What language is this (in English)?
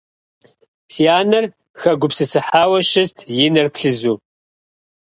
Kabardian